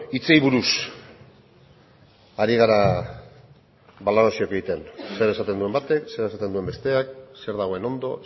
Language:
Basque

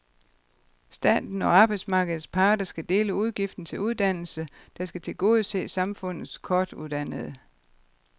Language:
Danish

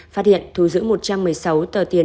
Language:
Vietnamese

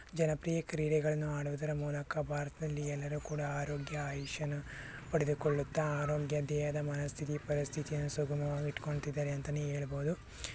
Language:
Kannada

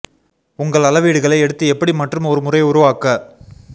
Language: Tamil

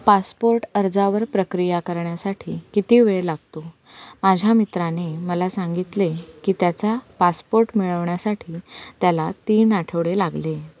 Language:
Marathi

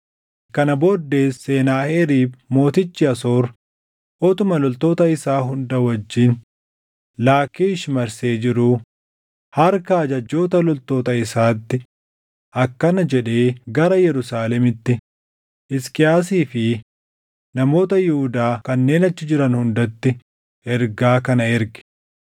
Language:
Oromo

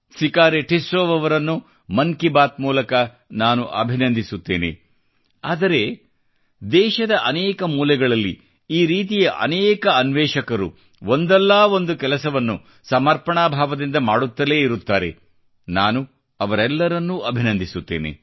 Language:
Kannada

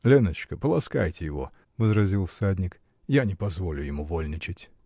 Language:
Russian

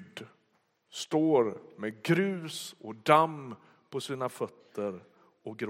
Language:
Swedish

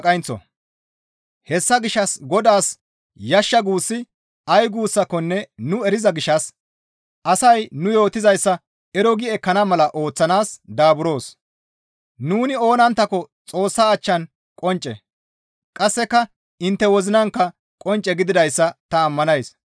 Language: Gamo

